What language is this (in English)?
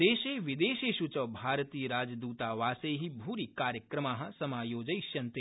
Sanskrit